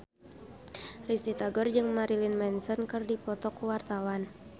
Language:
Sundanese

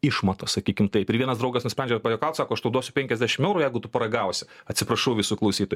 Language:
Lithuanian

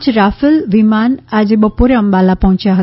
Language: Gujarati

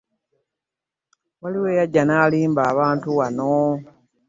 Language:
Ganda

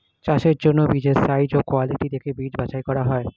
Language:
Bangla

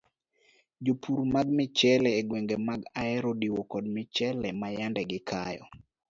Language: Luo (Kenya and Tanzania)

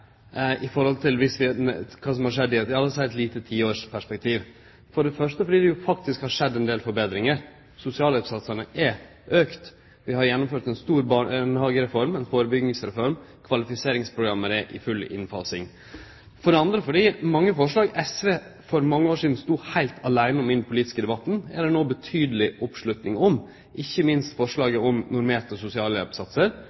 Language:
Norwegian Nynorsk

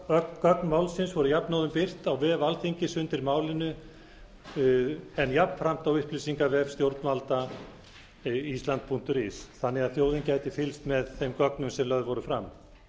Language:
Icelandic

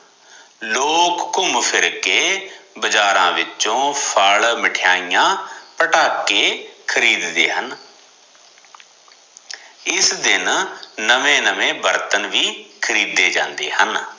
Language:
Punjabi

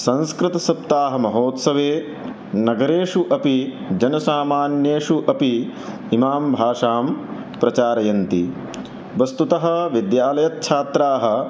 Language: Sanskrit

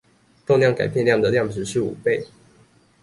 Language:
Chinese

